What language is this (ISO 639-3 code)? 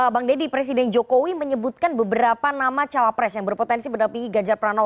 ind